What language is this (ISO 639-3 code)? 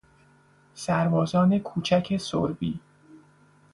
fas